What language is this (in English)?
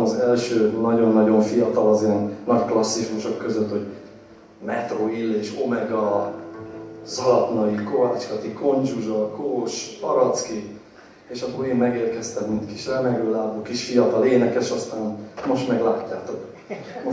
Hungarian